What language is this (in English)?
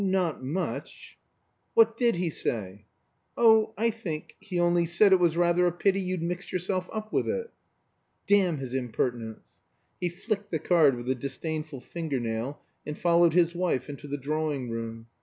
English